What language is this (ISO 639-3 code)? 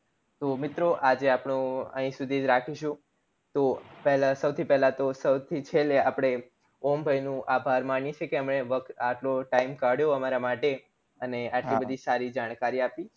guj